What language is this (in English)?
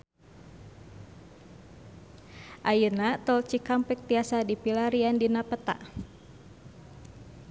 Sundanese